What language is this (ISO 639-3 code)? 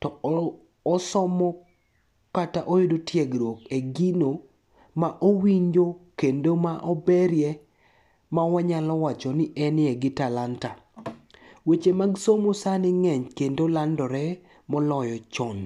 luo